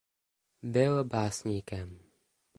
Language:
Czech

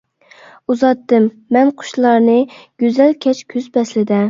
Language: Uyghur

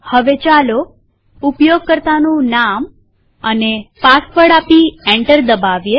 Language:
Gujarati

